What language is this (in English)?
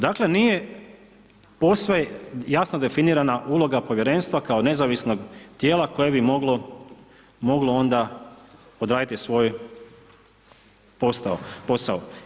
Croatian